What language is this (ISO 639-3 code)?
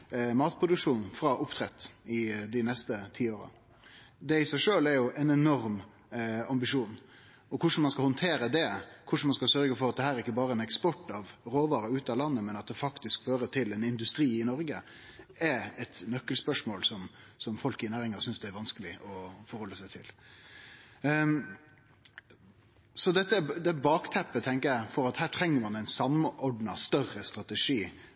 nno